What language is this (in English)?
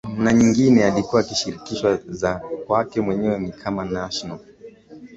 Swahili